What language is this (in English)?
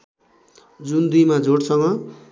Nepali